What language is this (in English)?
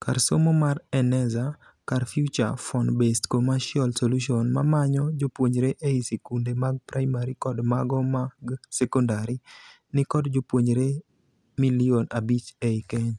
Luo (Kenya and Tanzania)